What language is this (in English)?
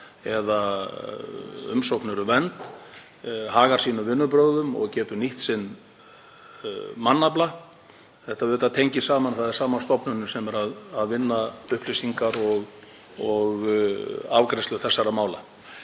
Icelandic